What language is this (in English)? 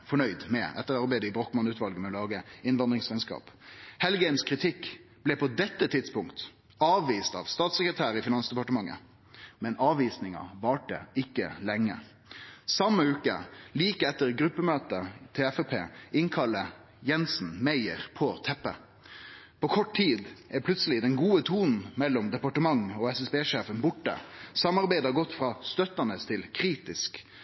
Norwegian Nynorsk